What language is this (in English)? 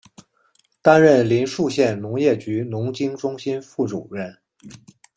Chinese